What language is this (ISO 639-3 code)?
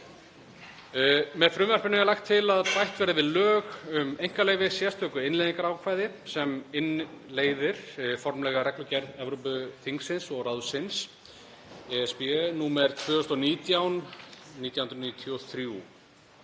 isl